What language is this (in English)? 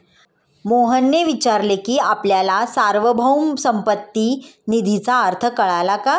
Marathi